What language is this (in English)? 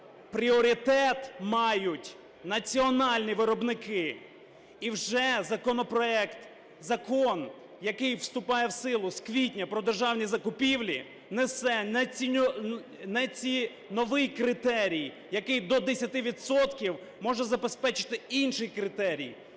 Ukrainian